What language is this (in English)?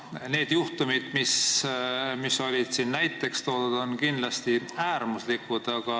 Estonian